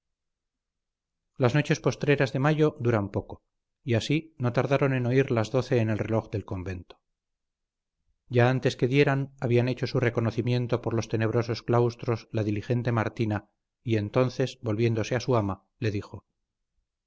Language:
Spanish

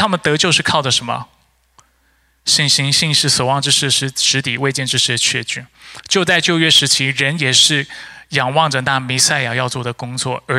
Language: Chinese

